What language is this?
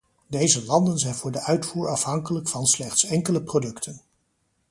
Dutch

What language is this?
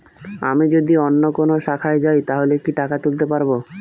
Bangla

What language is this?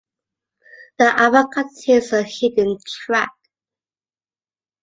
English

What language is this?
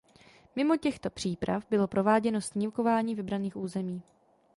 Czech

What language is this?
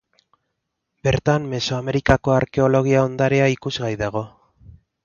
Basque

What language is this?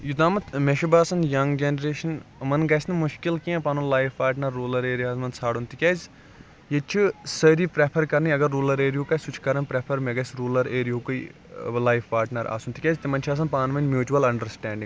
Kashmiri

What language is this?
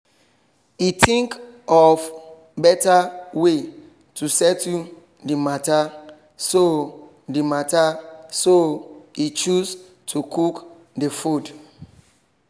Nigerian Pidgin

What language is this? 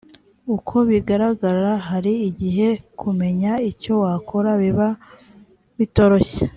Kinyarwanda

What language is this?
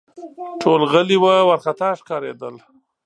Pashto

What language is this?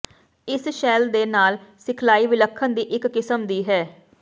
Punjabi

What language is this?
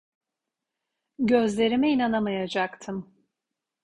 Turkish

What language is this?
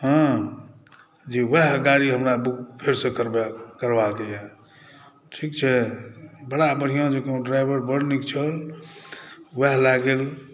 Maithili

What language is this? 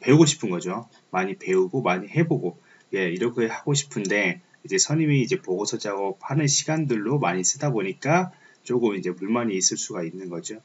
Korean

